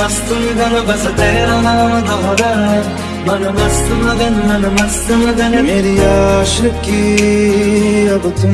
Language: Hindi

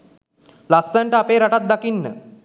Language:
Sinhala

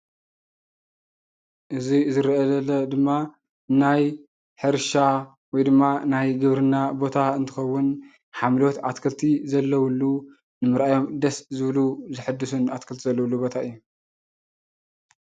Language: Tigrinya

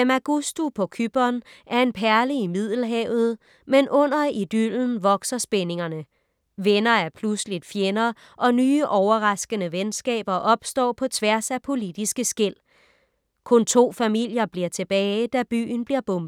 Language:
Danish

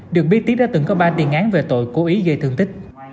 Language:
Vietnamese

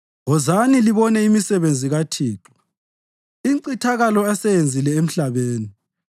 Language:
North Ndebele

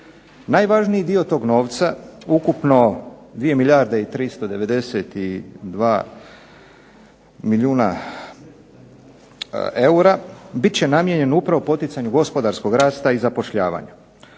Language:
Croatian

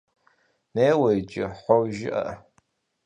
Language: Kabardian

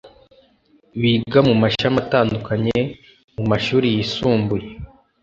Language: Kinyarwanda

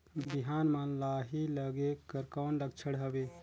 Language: Chhattisgarhi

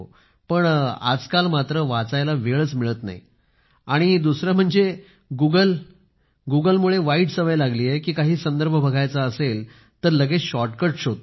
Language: Marathi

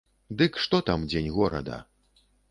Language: Belarusian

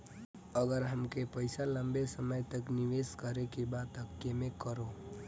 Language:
Bhojpuri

